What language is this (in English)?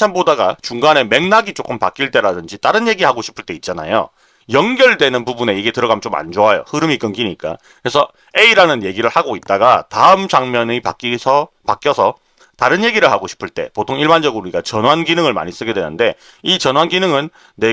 Korean